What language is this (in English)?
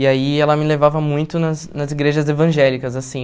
Portuguese